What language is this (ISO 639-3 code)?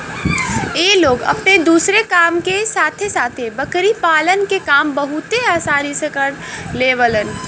bho